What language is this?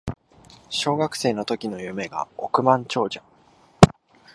Japanese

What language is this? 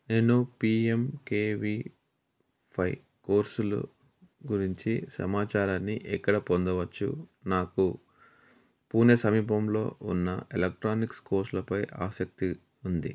Telugu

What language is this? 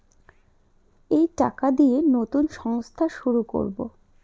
Bangla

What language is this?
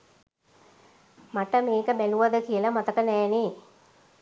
Sinhala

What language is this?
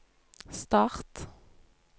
Norwegian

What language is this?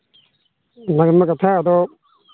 Santali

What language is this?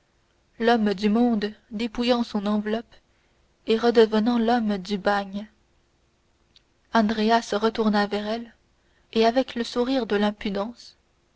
French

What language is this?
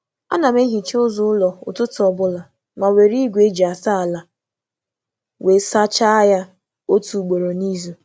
Igbo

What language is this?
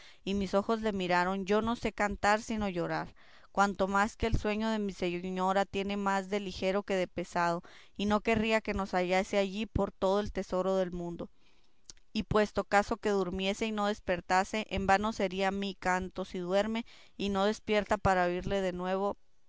Spanish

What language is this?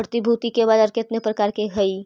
Magahi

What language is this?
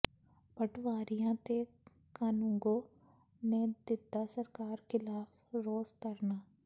Punjabi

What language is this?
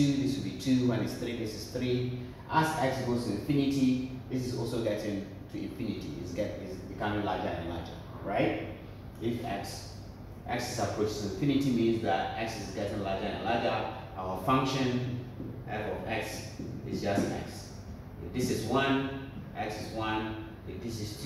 English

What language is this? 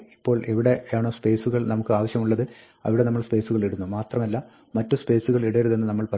Malayalam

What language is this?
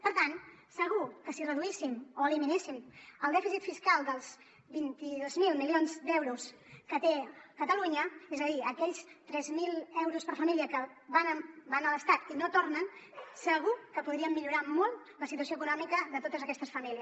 Catalan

